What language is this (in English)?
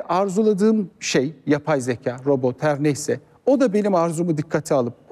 Turkish